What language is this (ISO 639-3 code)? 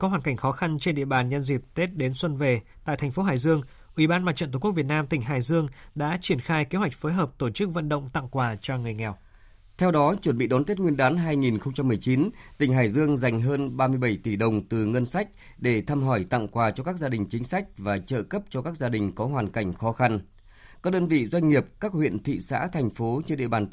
vie